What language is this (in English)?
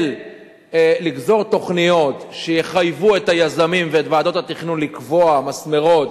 Hebrew